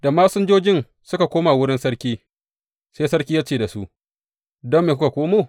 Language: Hausa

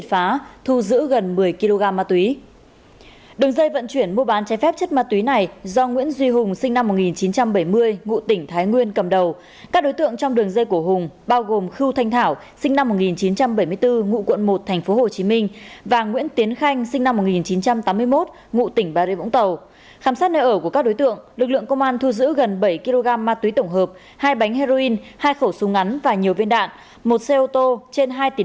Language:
Vietnamese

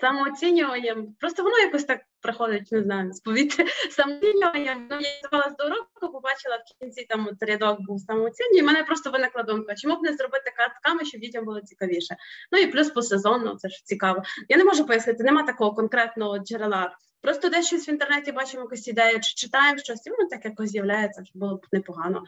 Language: Ukrainian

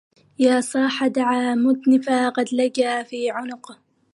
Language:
Arabic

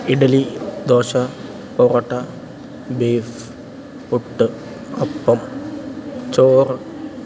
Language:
Malayalam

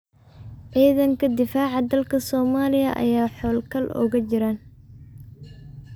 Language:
Somali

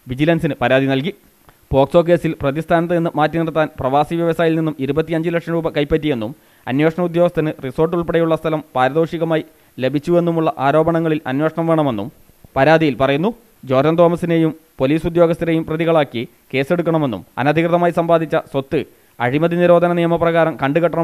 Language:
Arabic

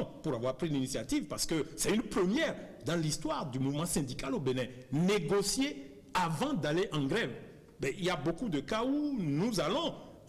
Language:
French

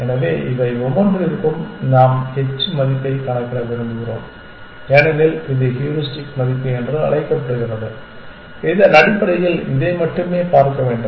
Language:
Tamil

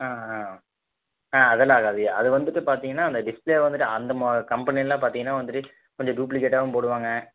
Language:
Tamil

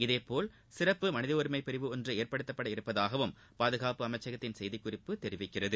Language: Tamil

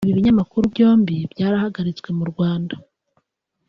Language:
Kinyarwanda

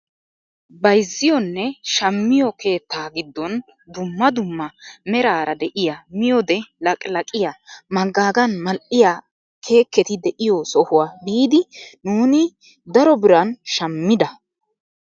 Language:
Wolaytta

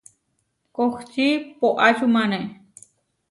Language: Huarijio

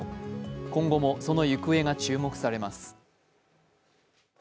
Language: Japanese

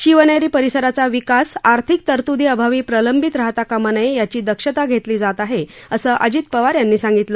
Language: Marathi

